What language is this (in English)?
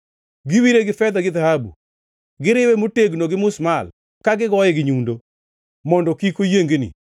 Luo (Kenya and Tanzania)